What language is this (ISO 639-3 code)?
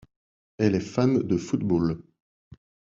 fra